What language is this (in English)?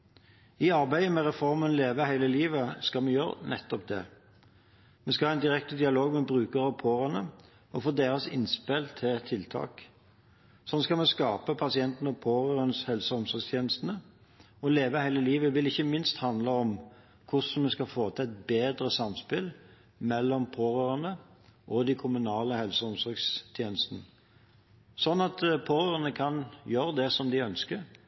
Norwegian Bokmål